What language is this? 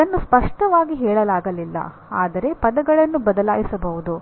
Kannada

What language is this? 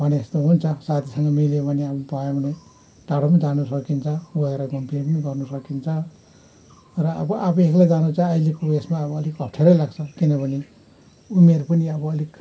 Nepali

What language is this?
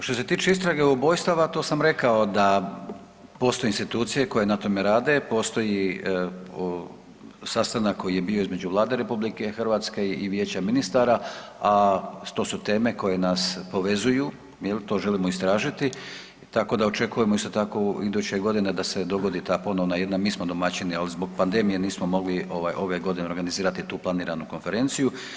Croatian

